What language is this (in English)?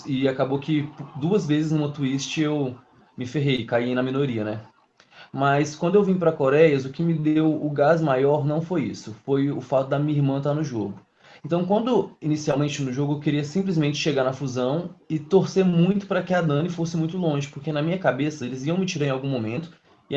Portuguese